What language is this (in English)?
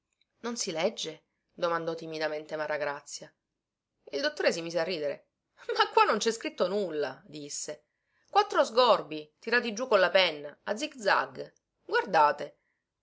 Italian